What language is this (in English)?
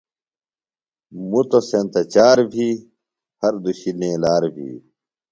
Phalura